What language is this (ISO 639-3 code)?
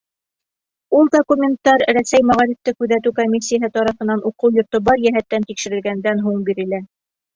bak